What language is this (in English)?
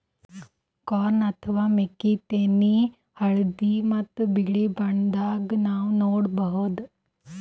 Kannada